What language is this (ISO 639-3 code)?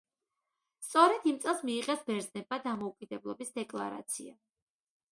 kat